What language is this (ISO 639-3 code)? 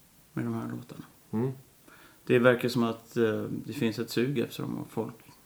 swe